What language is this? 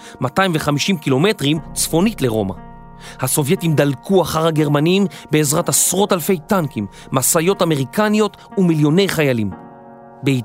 Hebrew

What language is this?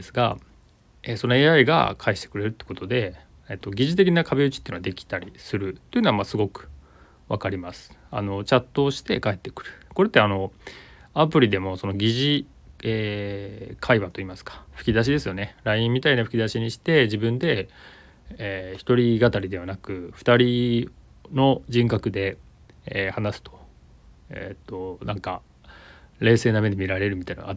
Japanese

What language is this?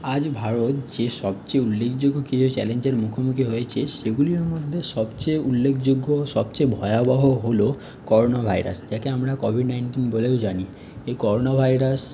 Bangla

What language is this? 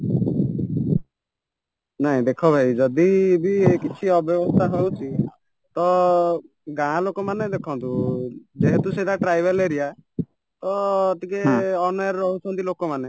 Odia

